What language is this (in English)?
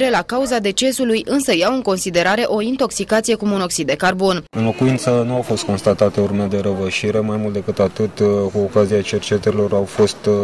Romanian